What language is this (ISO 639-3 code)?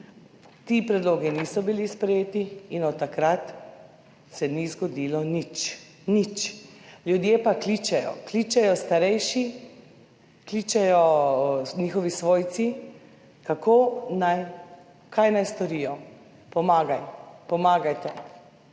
slv